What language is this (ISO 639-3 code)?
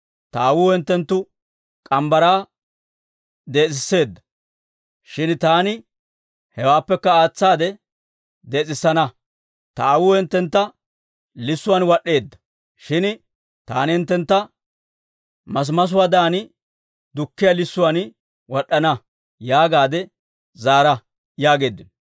dwr